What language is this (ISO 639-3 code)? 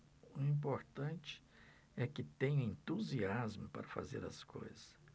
por